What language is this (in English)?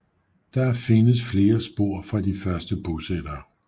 Danish